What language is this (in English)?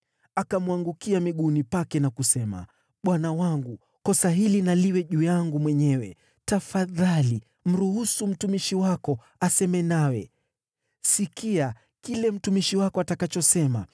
Swahili